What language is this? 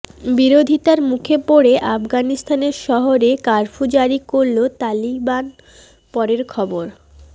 Bangla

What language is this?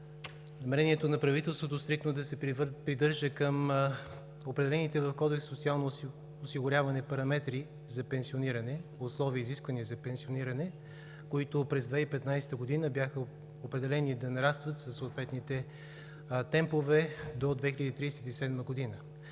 Bulgarian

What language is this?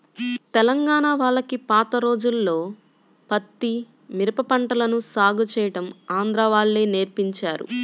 Telugu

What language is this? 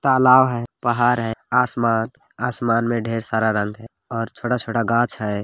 Magahi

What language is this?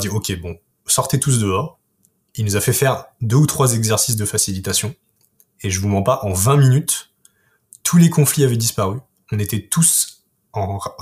French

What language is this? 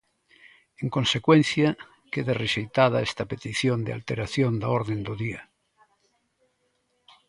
Galician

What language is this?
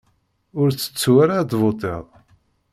Kabyle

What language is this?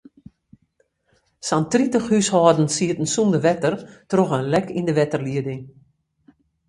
Western Frisian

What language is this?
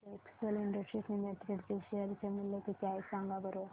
Marathi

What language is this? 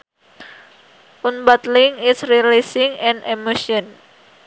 Sundanese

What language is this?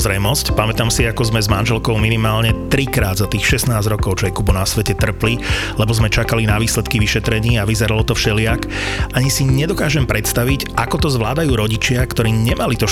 Slovak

